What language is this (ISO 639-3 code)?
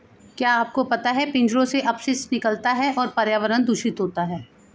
hin